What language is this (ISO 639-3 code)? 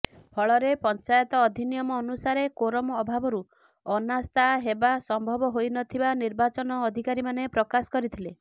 ori